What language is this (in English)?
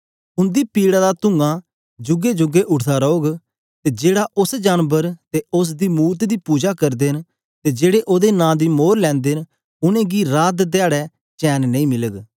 Dogri